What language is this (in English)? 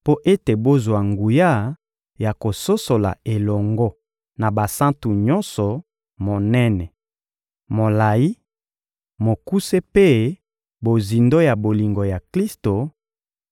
Lingala